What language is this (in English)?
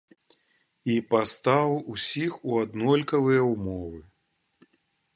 Belarusian